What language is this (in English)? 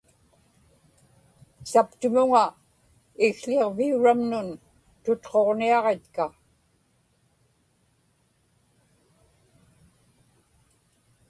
Inupiaq